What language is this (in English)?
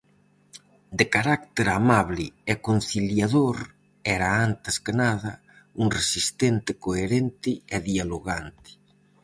Galician